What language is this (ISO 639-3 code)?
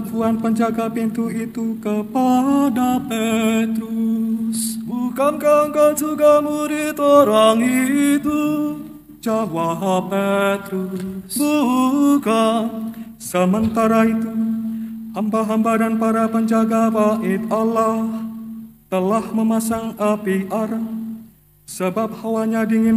ind